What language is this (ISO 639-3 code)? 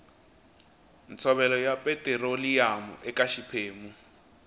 tso